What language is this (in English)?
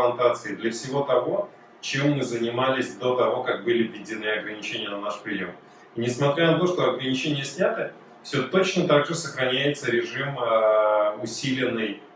Russian